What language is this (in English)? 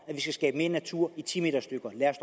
Danish